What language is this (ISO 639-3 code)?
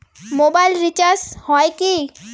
ben